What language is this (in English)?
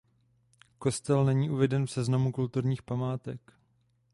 Czech